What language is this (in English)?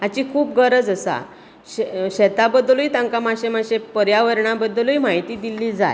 Konkani